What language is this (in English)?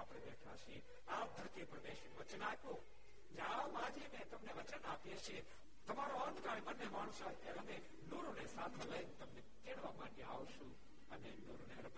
Gujarati